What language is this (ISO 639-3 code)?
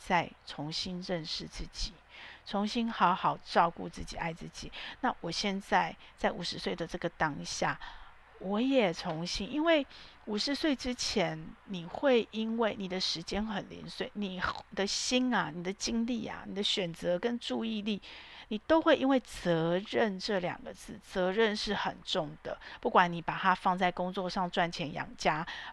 zho